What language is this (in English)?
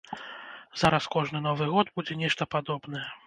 Belarusian